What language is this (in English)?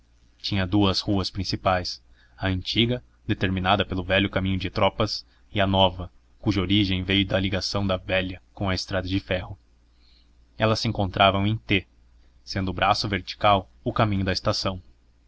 Portuguese